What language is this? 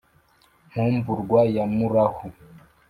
Kinyarwanda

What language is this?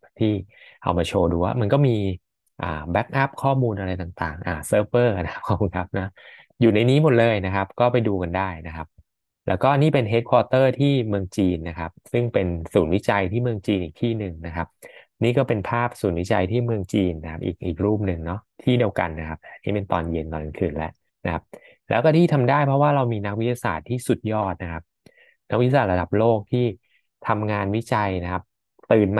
Thai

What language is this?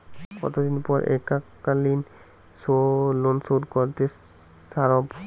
Bangla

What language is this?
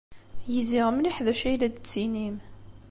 Kabyle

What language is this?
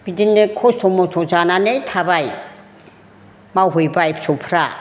Bodo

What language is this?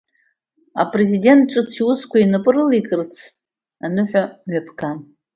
Abkhazian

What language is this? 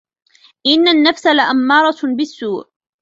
Arabic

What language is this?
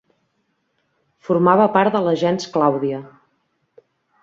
Catalan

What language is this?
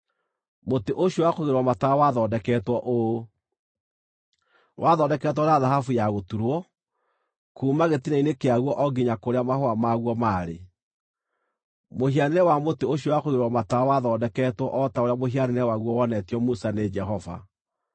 Kikuyu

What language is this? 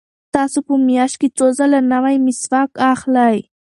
Pashto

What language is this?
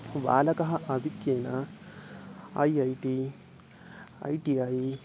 Sanskrit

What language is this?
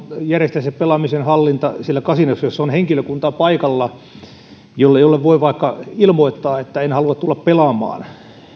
Finnish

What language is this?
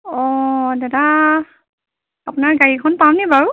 Assamese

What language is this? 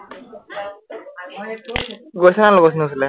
Assamese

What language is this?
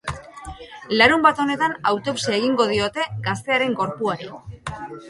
Basque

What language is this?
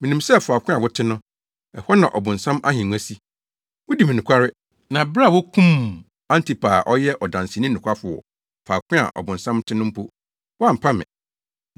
Akan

